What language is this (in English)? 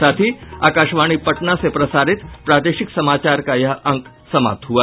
Hindi